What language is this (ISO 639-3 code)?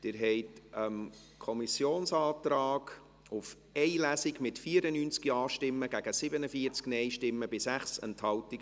gsw